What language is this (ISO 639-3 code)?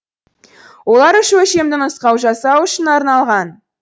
kaz